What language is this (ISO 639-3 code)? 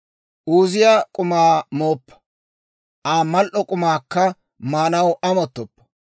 dwr